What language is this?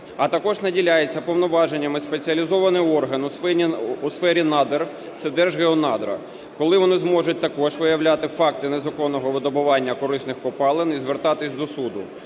Ukrainian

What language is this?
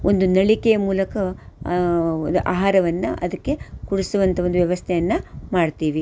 Kannada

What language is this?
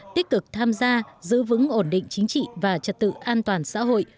Vietnamese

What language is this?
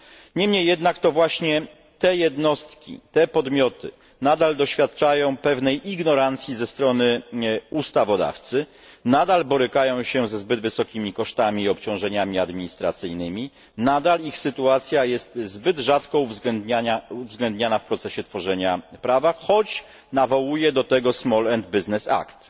Polish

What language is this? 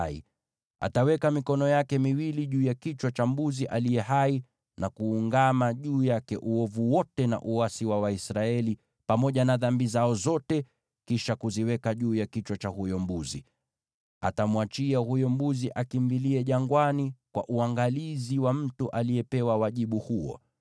Swahili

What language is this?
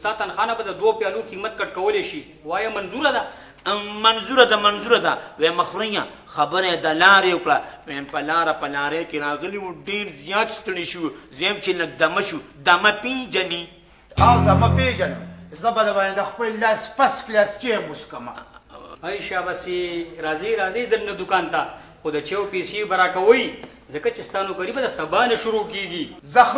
Romanian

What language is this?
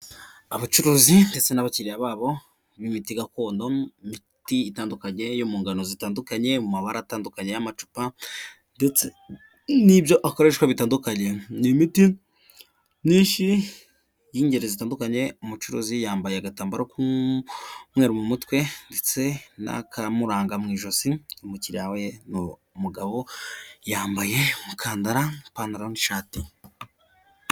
Kinyarwanda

